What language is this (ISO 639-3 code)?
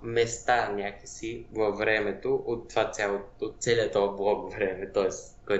bul